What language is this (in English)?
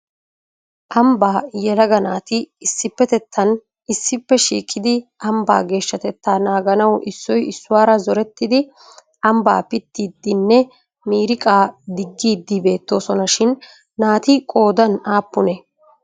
Wolaytta